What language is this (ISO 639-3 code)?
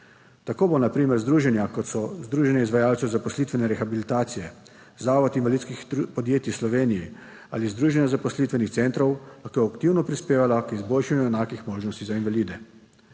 slv